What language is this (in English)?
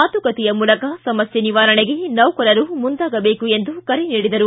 Kannada